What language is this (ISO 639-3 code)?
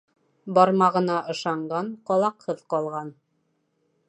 bak